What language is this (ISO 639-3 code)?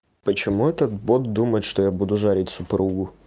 rus